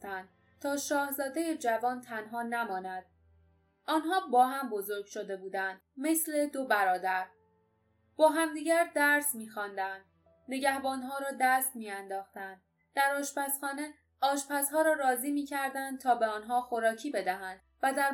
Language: Persian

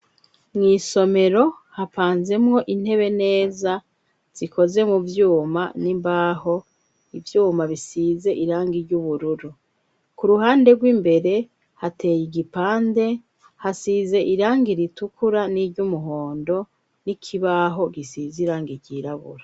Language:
Rundi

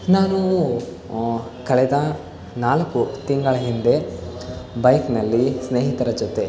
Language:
Kannada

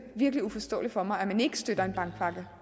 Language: Danish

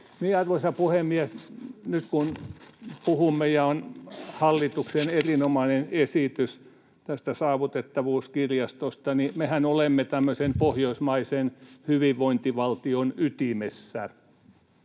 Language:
Finnish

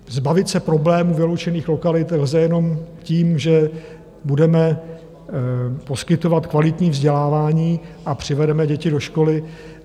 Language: Czech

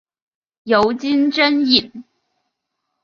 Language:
Chinese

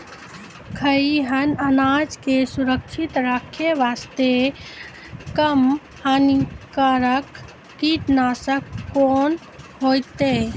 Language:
Maithili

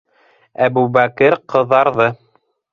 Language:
Bashkir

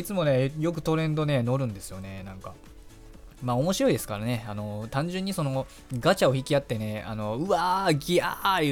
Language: Japanese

